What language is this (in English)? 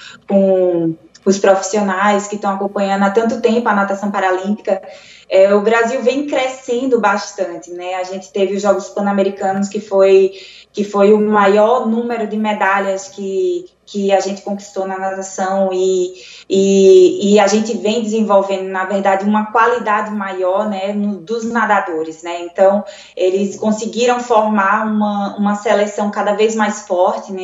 Portuguese